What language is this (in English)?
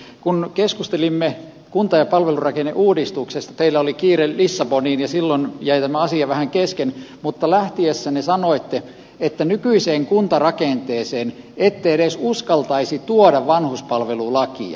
Finnish